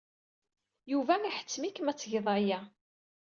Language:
Kabyle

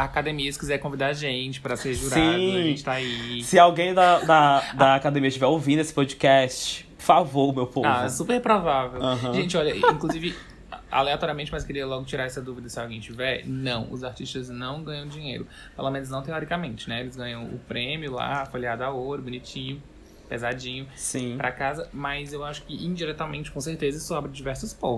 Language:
Portuguese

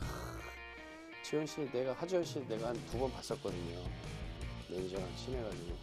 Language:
Korean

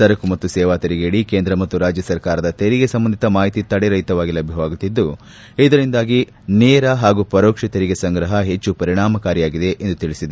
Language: Kannada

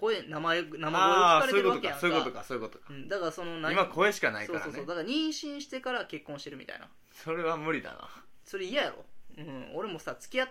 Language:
Japanese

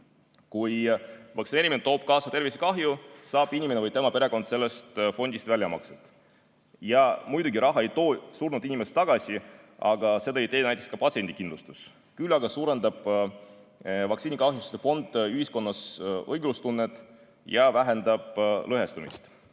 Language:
Estonian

